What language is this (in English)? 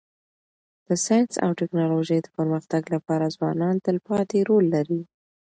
Pashto